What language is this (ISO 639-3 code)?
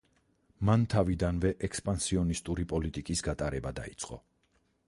kat